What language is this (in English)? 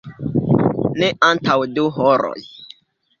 Esperanto